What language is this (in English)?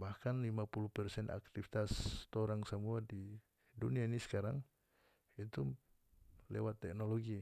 North Moluccan Malay